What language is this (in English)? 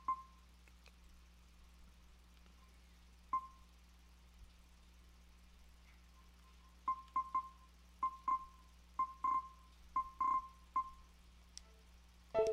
English